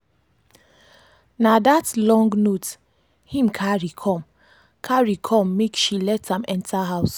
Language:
Nigerian Pidgin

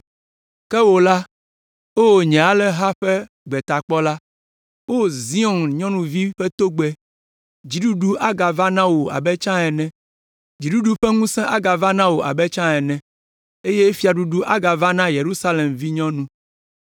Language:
Ewe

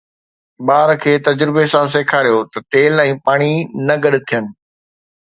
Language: Sindhi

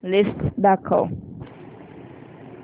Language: Marathi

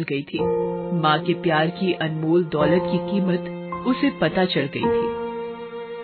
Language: Hindi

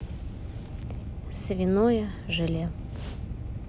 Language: Russian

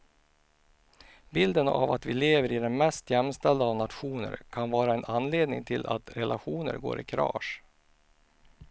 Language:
Swedish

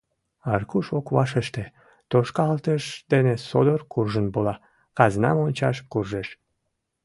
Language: Mari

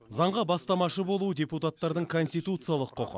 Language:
Kazakh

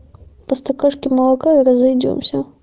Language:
Russian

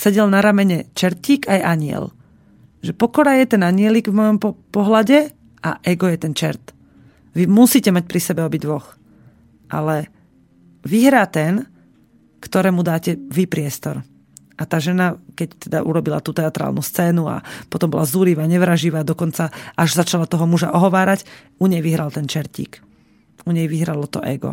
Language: Slovak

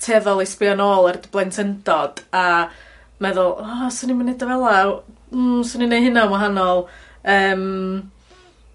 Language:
Welsh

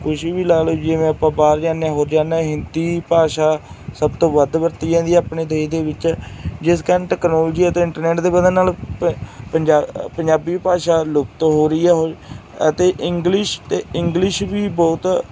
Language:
Punjabi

